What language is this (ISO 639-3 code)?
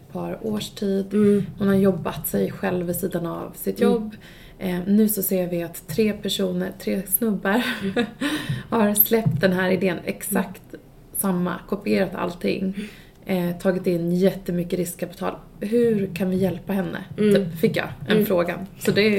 swe